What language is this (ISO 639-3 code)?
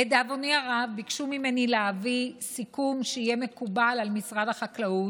heb